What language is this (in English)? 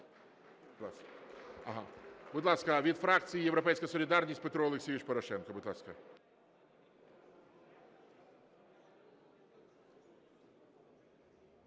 Ukrainian